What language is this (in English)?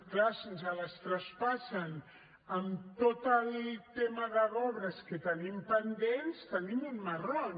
Catalan